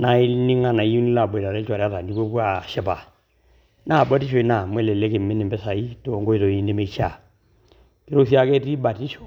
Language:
Masai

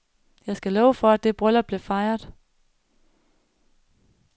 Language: Danish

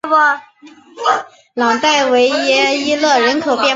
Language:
Chinese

